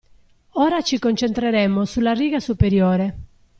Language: Italian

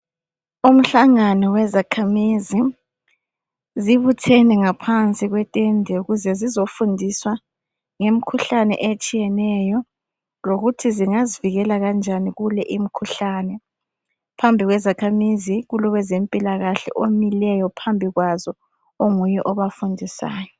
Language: North Ndebele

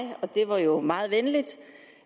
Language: Danish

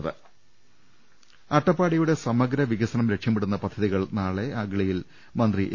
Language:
Malayalam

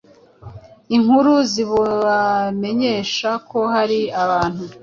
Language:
Kinyarwanda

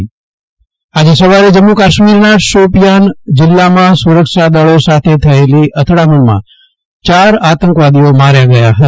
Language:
Gujarati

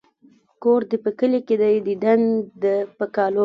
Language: Pashto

